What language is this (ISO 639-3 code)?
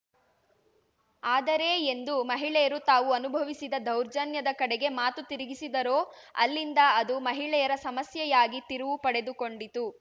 kan